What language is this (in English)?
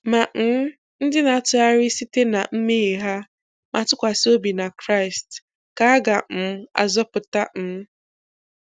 Igbo